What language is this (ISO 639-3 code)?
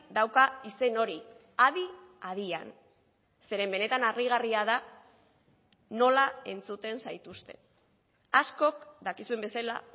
eus